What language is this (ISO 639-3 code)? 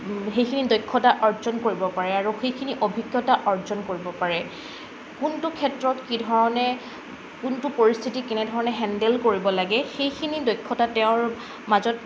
asm